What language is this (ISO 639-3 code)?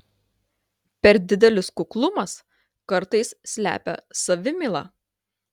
lit